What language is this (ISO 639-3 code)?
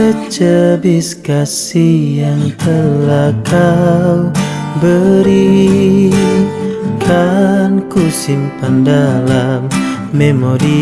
ind